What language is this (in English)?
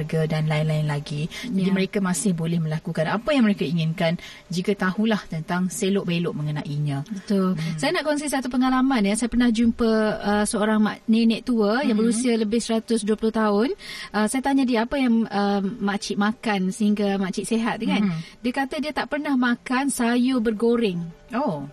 Malay